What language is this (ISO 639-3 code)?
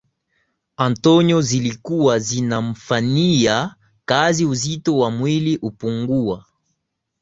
swa